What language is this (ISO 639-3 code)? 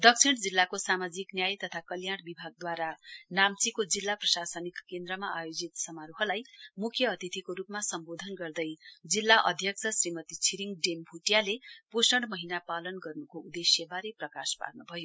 nep